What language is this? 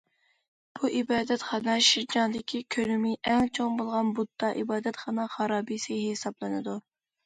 Uyghur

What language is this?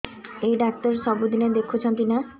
Odia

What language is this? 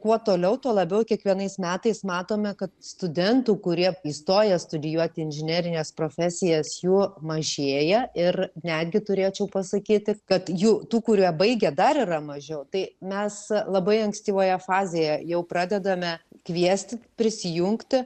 Lithuanian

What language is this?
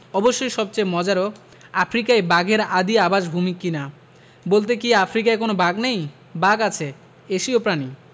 Bangla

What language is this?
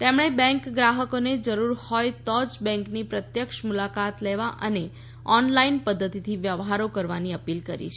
Gujarati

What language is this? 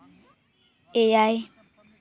Santali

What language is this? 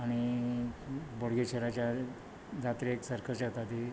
Konkani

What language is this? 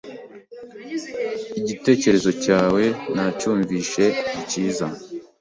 Kinyarwanda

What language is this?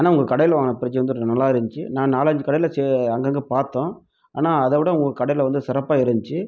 Tamil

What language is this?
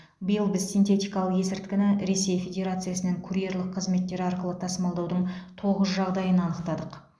Kazakh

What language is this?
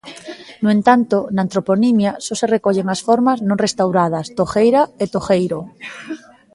Galician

